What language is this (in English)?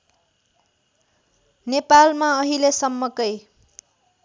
Nepali